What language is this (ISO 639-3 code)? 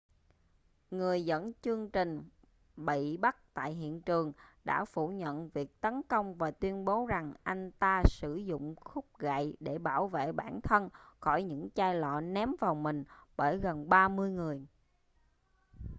vie